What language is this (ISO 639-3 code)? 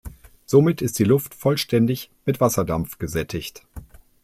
deu